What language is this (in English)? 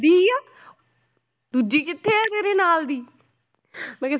Punjabi